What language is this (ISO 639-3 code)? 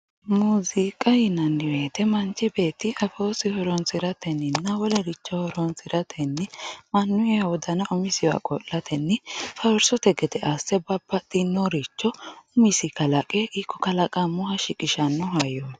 sid